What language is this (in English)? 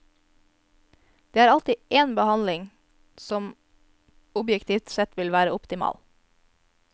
Norwegian